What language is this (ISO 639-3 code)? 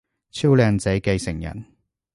yue